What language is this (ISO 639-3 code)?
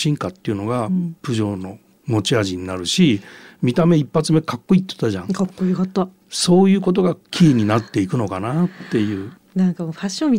jpn